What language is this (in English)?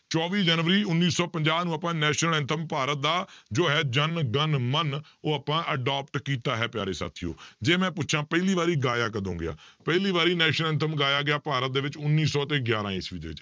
Punjabi